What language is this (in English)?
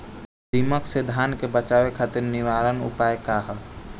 Bhojpuri